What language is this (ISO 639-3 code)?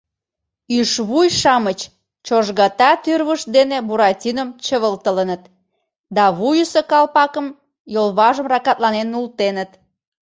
chm